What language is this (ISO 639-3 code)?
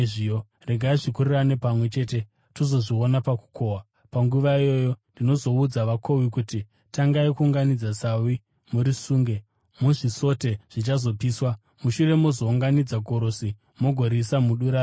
sna